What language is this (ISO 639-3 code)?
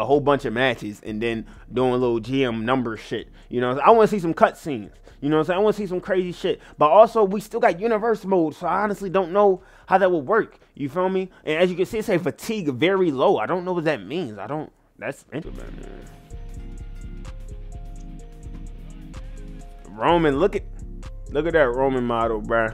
eng